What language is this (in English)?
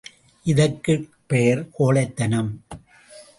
Tamil